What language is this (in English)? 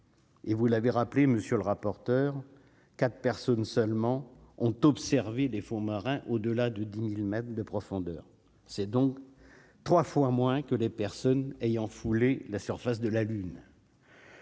French